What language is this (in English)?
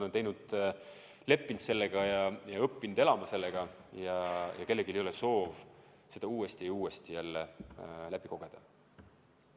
Estonian